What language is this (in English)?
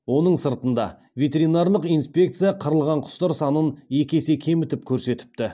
Kazakh